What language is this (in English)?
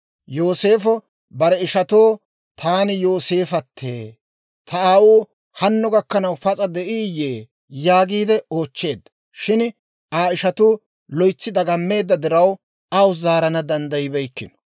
Dawro